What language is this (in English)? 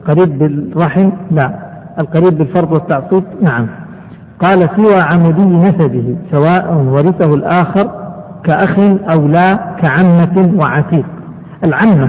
Arabic